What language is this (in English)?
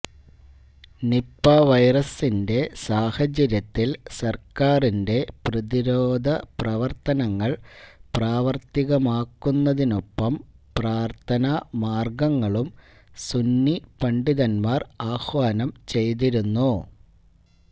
Malayalam